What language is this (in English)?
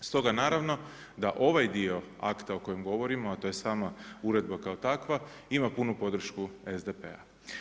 Croatian